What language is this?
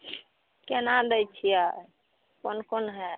Maithili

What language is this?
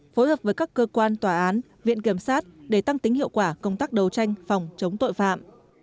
Vietnamese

